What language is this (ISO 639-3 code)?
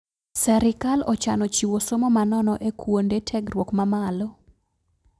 luo